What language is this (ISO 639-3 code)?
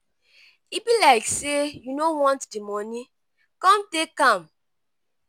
pcm